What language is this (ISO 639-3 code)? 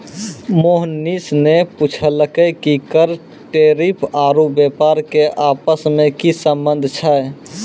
mai